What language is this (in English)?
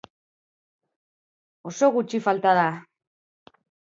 Basque